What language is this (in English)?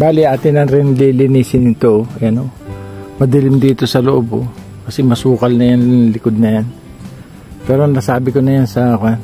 Filipino